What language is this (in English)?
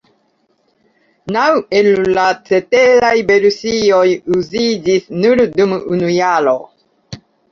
Esperanto